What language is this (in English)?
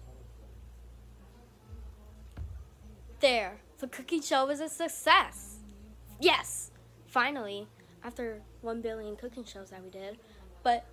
English